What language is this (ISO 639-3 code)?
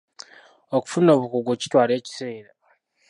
lug